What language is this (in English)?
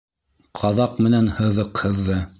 Bashkir